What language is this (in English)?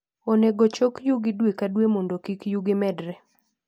Luo (Kenya and Tanzania)